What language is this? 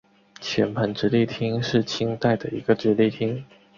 Chinese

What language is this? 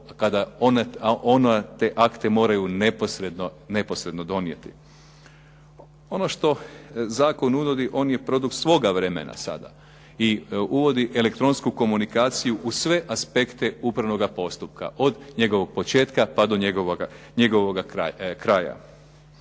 Croatian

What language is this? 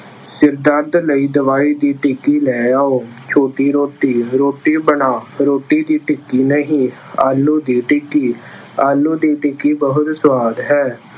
Punjabi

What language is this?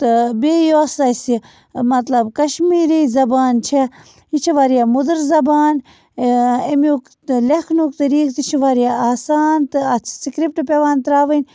Kashmiri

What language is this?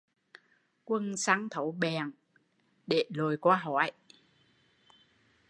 Vietnamese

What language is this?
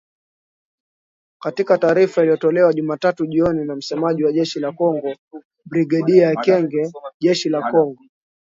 Swahili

